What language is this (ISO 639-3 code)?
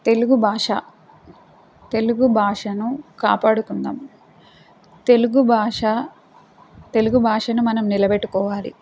tel